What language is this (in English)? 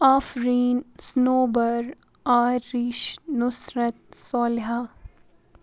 Kashmiri